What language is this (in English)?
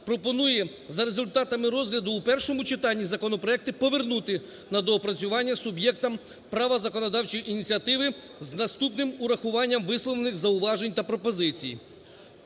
Ukrainian